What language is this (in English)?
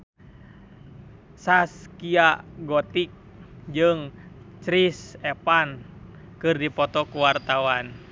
Sundanese